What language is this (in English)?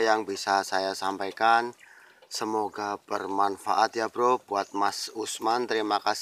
Indonesian